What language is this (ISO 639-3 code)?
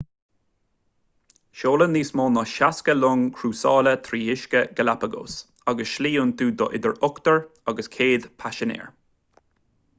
gle